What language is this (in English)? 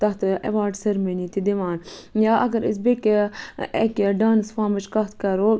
Kashmiri